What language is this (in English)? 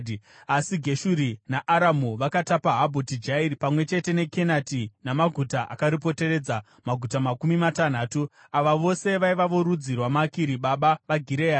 Shona